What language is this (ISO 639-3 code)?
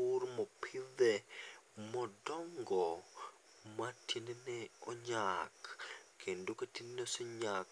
luo